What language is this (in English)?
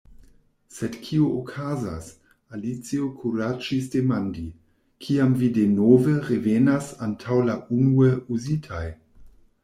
Esperanto